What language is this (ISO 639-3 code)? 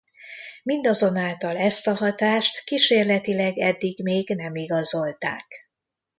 hun